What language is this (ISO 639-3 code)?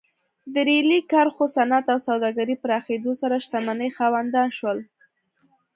pus